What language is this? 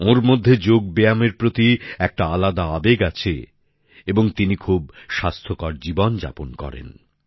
Bangla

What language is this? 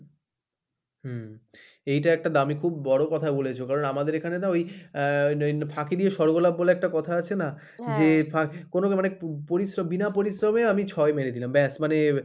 Bangla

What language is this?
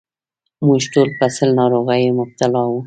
Pashto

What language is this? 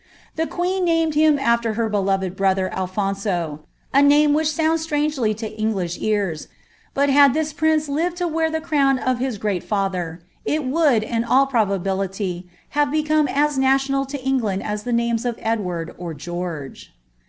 English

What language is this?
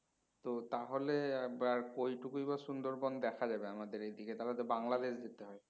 Bangla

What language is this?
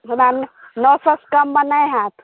Maithili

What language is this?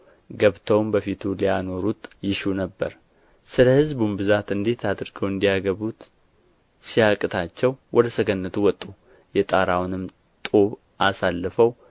Amharic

